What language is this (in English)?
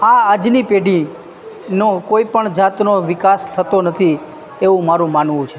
Gujarati